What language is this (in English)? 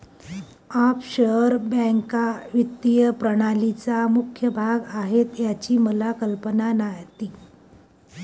Marathi